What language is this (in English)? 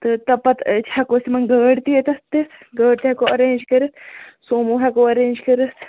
Kashmiri